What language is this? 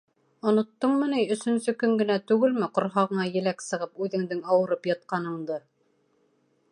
Bashkir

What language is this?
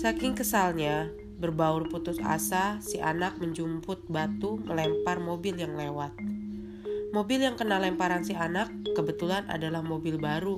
Indonesian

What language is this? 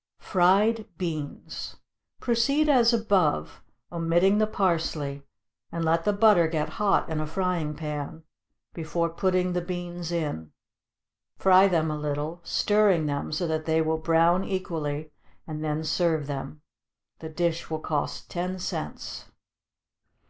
English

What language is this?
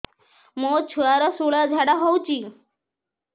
Odia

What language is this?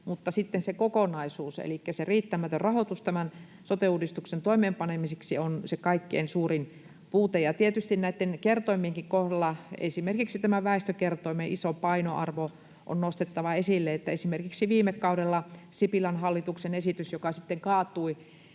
Finnish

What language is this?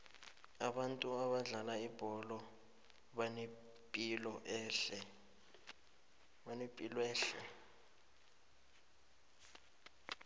South Ndebele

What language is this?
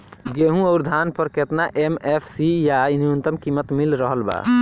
Bhojpuri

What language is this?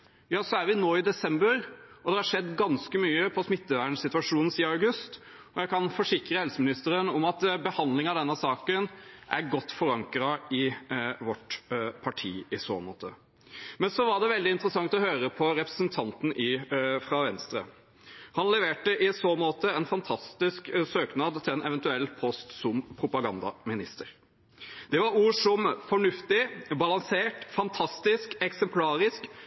Norwegian Bokmål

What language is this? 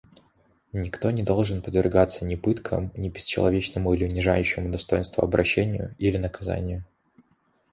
Russian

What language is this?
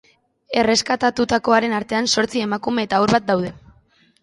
Basque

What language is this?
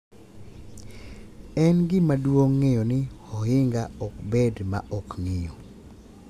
Luo (Kenya and Tanzania)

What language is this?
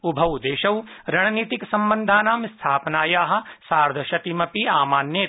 Sanskrit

